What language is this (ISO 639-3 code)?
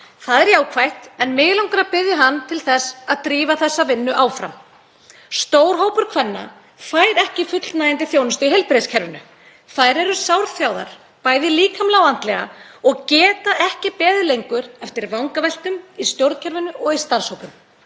isl